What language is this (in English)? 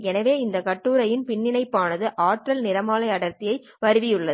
Tamil